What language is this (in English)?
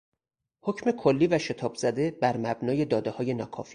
Persian